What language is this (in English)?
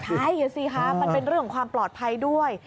Thai